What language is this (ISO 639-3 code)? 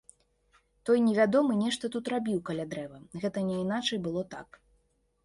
bel